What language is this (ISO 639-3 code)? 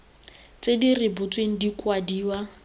tsn